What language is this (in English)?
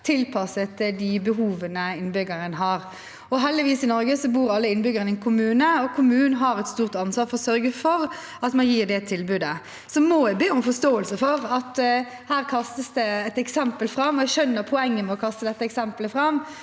Norwegian